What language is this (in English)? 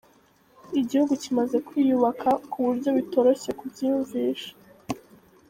Kinyarwanda